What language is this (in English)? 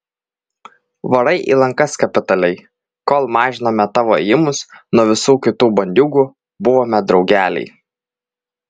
Lithuanian